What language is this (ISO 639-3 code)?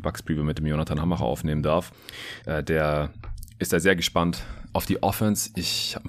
deu